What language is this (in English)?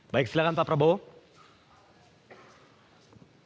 Indonesian